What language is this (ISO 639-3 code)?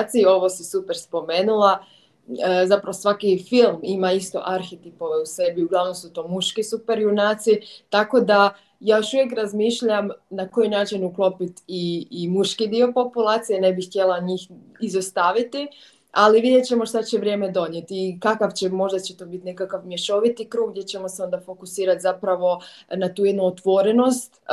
hrv